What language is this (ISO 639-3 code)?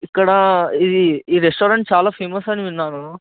tel